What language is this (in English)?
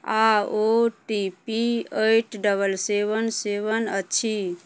Maithili